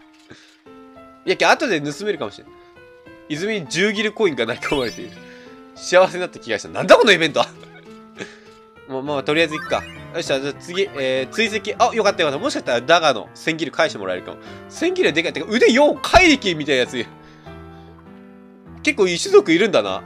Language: Japanese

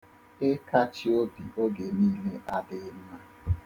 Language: Igbo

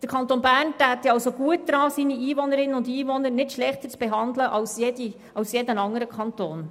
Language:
Swiss German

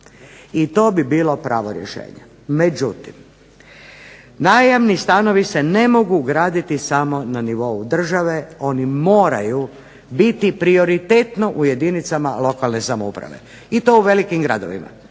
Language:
Croatian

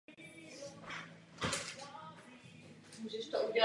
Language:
Czech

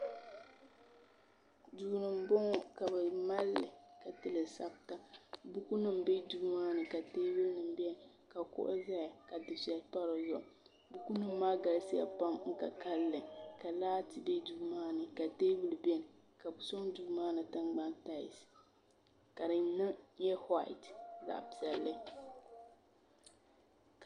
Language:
Dagbani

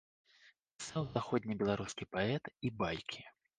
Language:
Belarusian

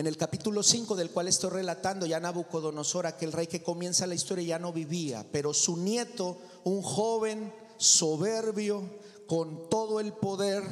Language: Spanish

